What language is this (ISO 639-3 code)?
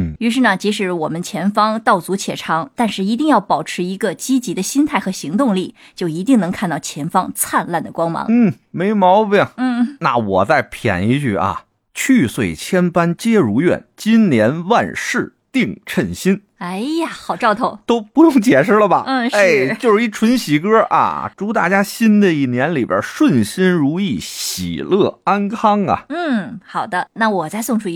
zho